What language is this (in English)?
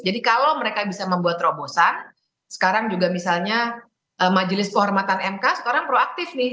Indonesian